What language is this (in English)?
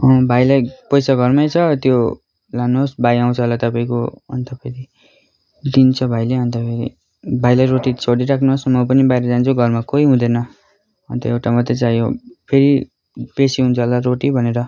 Nepali